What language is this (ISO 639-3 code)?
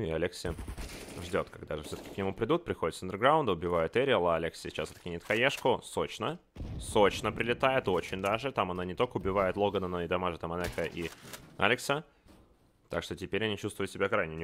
rus